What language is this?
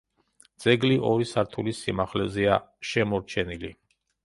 Georgian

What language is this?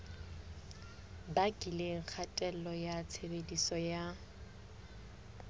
Southern Sotho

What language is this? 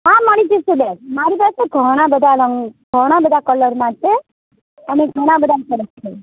Gujarati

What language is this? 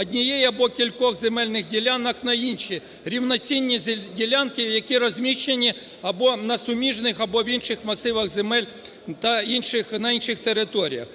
Ukrainian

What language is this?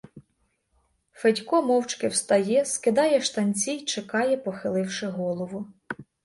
Ukrainian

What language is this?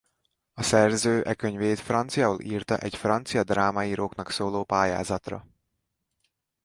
Hungarian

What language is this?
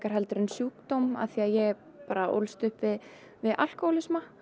Icelandic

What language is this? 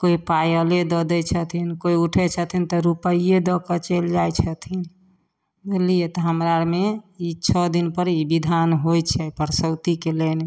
Maithili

